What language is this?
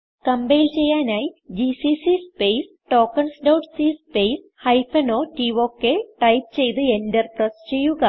Malayalam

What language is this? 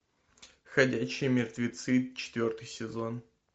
Russian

